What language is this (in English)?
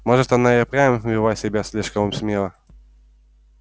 Russian